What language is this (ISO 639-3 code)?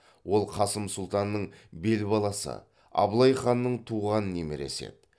kaz